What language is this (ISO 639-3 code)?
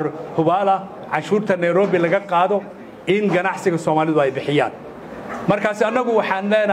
ara